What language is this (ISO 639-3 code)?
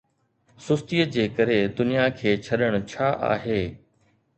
snd